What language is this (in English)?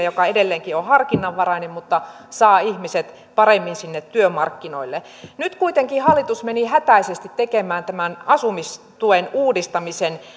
Finnish